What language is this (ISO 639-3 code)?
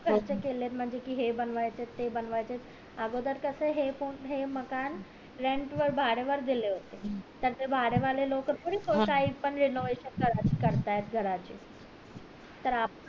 mar